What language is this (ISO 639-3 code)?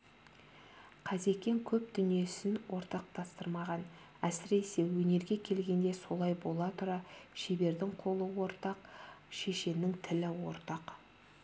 kaz